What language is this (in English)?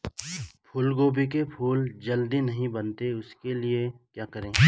Hindi